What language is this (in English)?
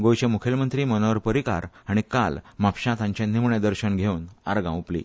Konkani